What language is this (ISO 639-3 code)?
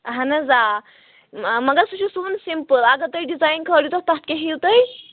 kas